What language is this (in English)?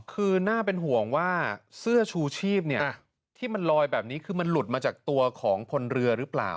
Thai